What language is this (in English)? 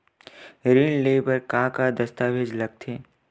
Chhattisgarhi